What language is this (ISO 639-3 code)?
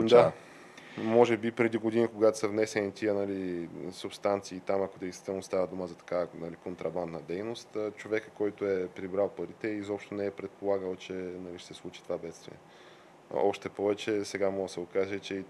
bul